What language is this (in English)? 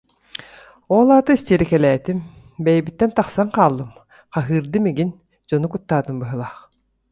Yakut